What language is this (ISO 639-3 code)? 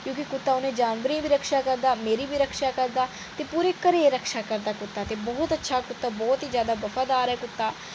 doi